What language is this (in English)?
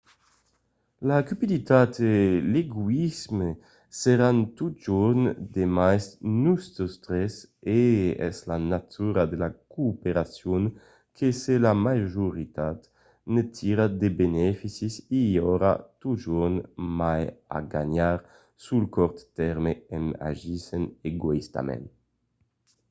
Occitan